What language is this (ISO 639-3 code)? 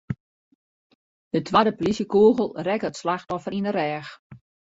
fry